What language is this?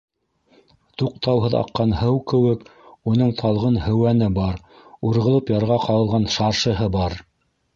Bashkir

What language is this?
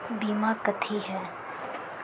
Magahi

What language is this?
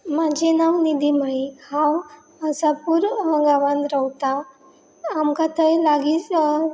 Konkani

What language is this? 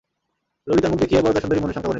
Bangla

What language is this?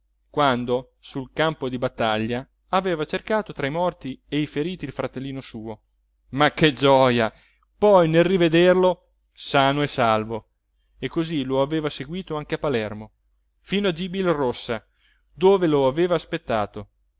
Italian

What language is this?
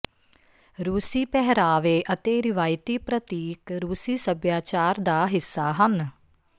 Punjabi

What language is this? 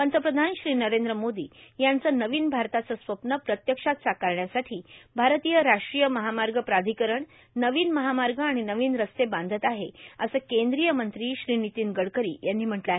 Marathi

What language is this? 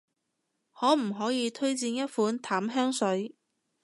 Cantonese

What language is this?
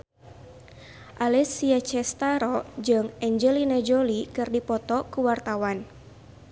Sundanese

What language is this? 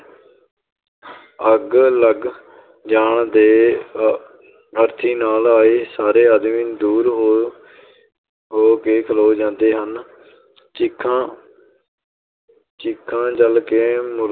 Punjabi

